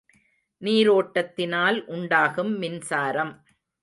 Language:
Tamil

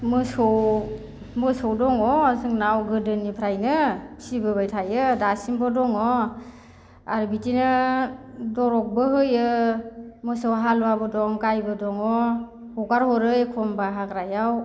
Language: Bodo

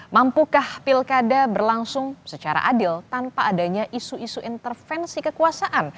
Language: Indonesian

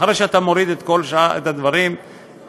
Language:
Hebrew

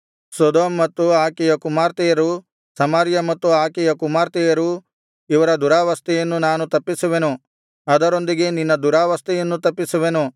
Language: Kannada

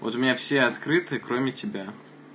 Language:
Russian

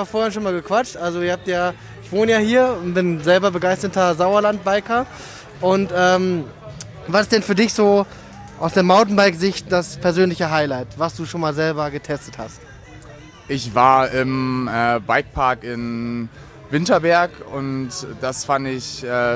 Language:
German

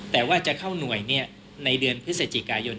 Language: Thai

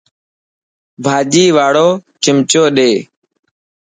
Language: Dhatki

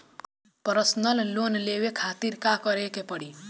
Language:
Bhojpuri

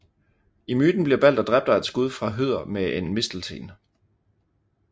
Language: Danish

